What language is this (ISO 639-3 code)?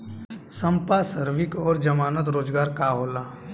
bho